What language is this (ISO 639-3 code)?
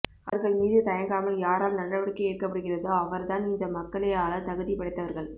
tam